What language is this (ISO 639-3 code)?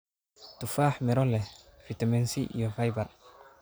som